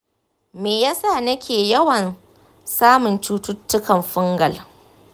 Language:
Hausa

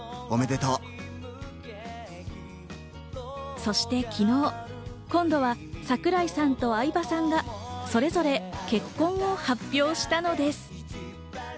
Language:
Japanese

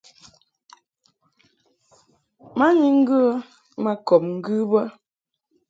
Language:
Mungaka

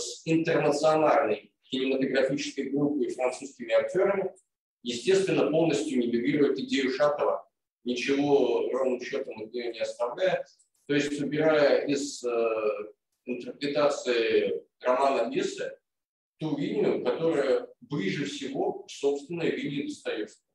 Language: Russian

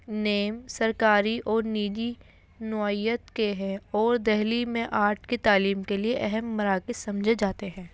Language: Urdu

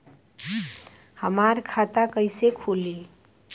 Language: Bhojpuri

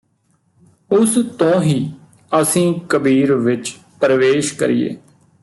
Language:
Punjabi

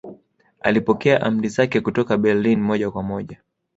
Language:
Swahili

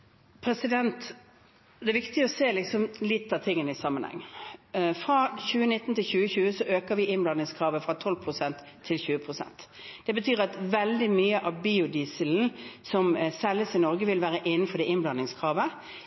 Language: Norwegian Bokmål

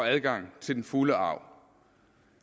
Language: Danish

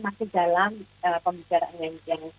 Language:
Indonesian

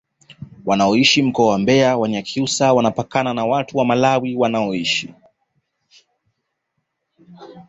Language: Swahili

